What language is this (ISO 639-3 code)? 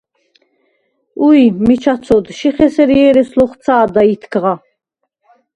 sva